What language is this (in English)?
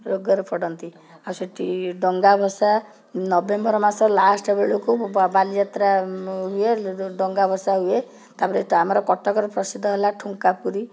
Odia